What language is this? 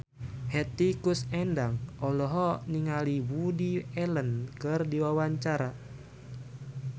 Sundanese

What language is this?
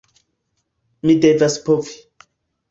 Esperanto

